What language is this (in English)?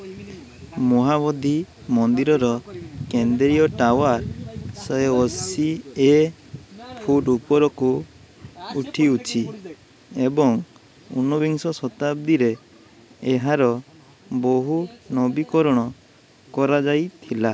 Odia